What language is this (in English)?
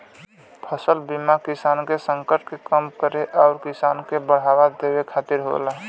Bhojpuri